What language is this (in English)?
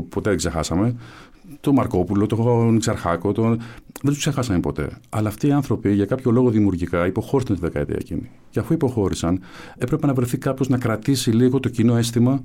Greek